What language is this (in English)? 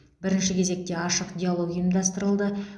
Kazakh